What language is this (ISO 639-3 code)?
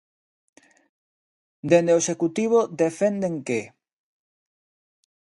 glg